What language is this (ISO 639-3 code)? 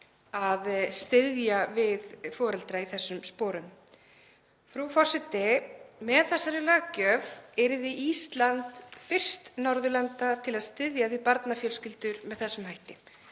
isl